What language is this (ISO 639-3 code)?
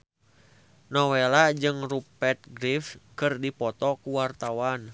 sun